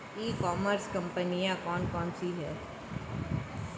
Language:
Hindi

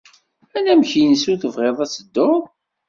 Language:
Kabyle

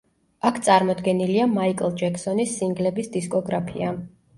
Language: Georgian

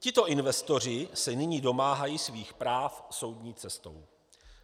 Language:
Czech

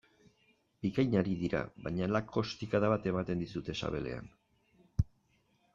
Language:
Basque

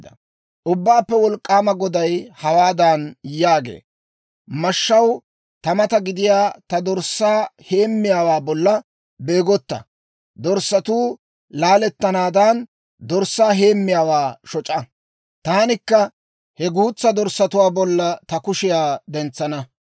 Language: Dawro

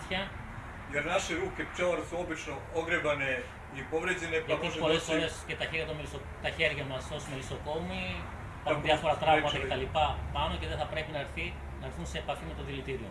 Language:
Greek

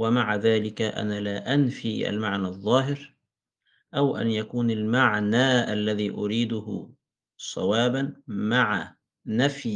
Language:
Arabic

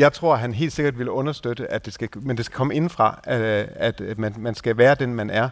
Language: Danish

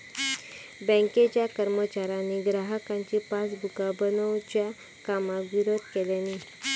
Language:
Marathi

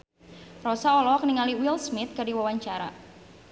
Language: Sundanese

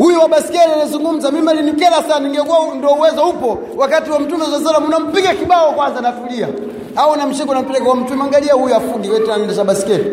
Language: Swahili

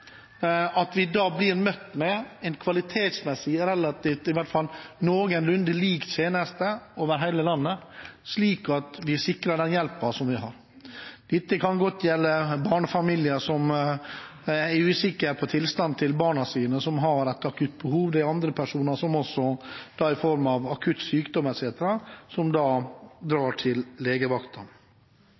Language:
Norwegian Bokmål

